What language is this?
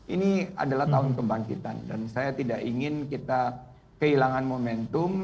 Indonesian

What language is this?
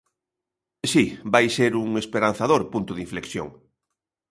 Galician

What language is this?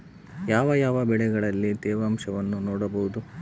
Kannada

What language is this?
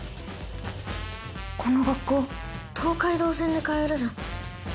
Japanese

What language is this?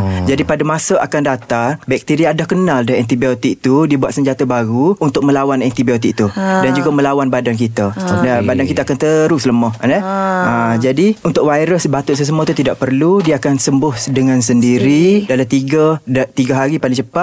Malay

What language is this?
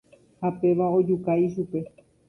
Guarani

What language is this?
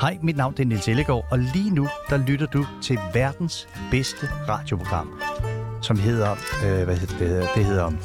Danish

